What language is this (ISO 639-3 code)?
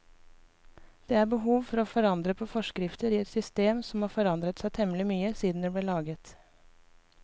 nor